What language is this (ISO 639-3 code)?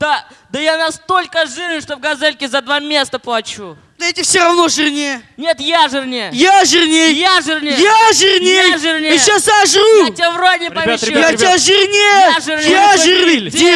rus